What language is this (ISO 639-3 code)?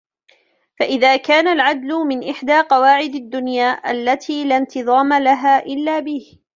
ara